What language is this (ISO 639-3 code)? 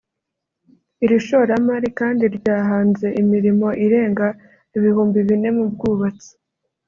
kin